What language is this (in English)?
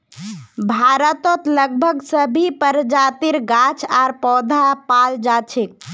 Magahi